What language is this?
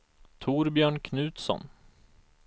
Swedish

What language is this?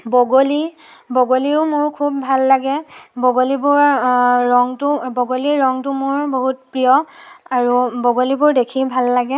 Assamese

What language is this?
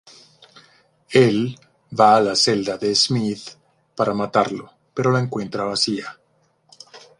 Spanish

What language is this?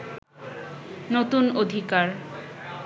Bangla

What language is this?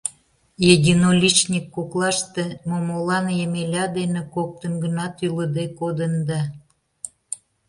Mari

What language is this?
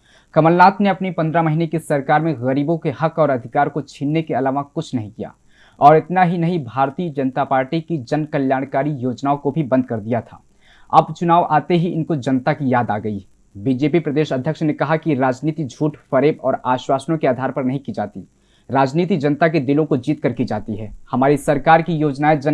Hindi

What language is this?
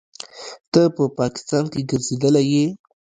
Pashto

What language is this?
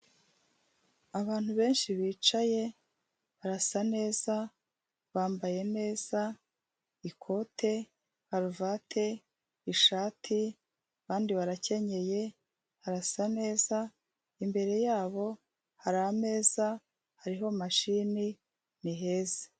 Kinyarwanda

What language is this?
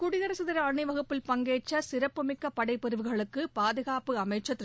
Tamil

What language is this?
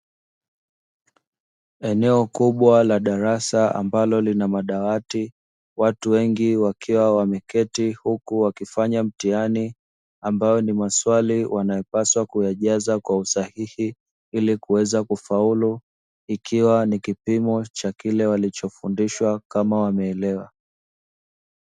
Swahili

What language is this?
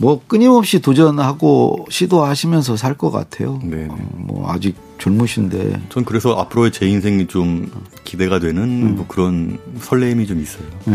Korean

